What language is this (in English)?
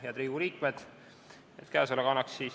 Estonian